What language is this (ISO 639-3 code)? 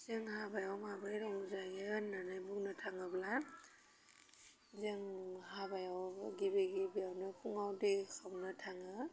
brx